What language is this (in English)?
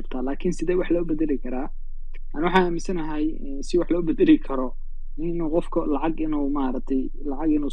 Arabic